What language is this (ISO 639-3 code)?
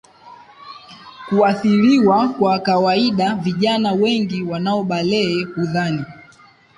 swa